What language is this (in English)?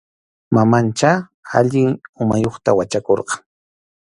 Arequipa-La Unión Quechua